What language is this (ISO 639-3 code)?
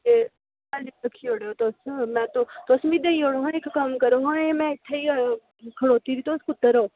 doi